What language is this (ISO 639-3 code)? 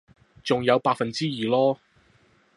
yue